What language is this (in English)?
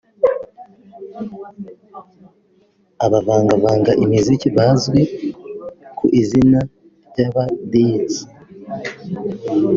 Kinyarwanda